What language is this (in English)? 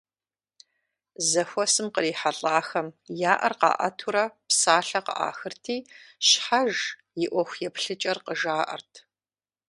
Kabardian